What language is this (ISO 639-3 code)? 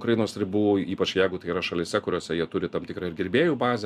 lit